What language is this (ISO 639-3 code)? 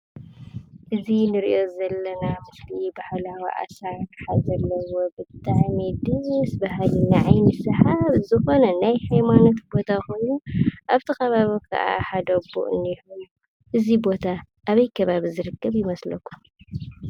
tir